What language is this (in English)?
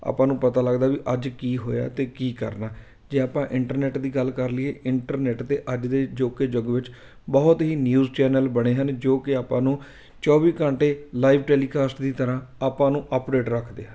Punjabi